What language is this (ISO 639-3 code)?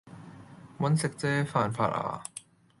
yue